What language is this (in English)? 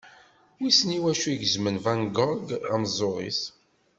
Kabyle